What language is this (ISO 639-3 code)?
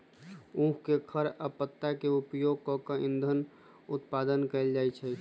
mag